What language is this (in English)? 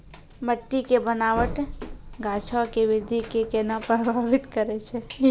Maithili